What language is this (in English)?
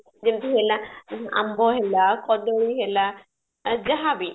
Odia